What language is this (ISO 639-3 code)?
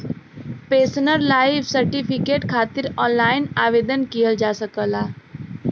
bho